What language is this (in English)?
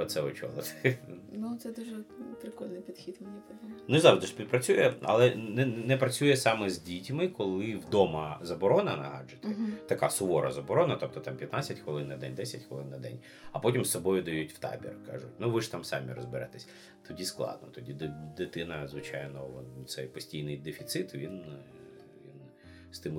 Ukrainian